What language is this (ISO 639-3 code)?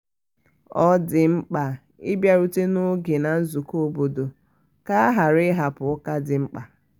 ibo